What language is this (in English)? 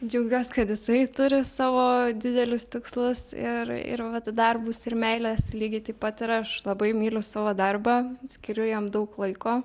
Lithuanian